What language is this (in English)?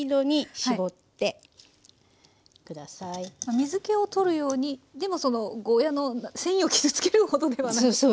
Japanese